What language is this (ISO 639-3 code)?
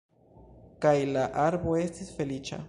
epo